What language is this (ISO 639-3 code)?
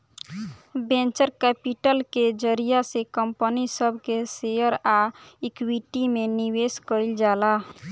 bho